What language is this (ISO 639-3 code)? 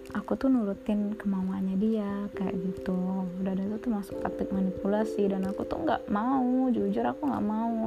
ind